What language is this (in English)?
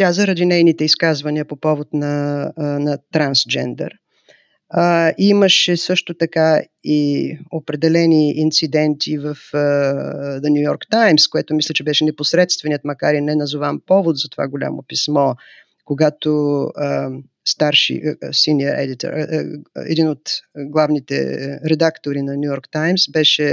Bulgarian